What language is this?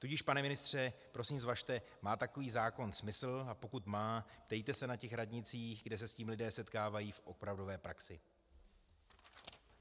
Czech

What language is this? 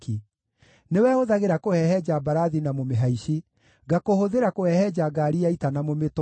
Kikuyu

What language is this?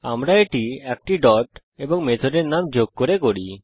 Bangla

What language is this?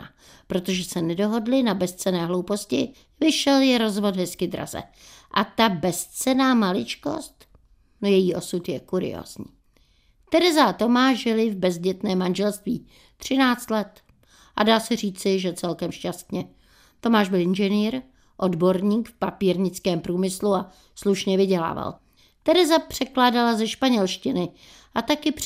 Czech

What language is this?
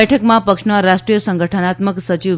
Gujarati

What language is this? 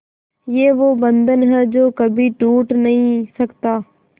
Hindi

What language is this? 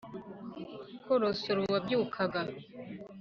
Kinyarwanda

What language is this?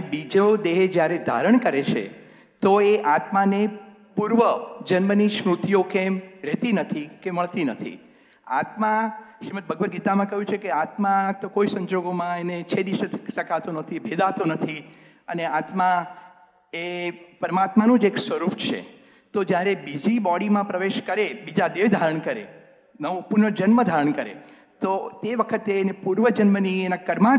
Gujarati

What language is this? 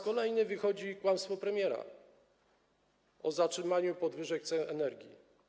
Polish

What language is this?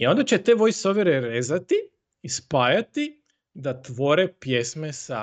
Croatian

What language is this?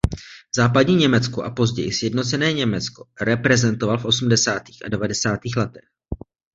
Czech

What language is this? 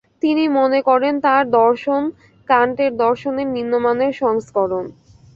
Bangla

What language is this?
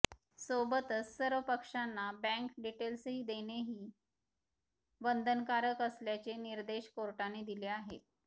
Marathi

